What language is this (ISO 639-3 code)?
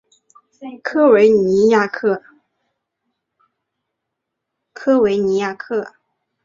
zho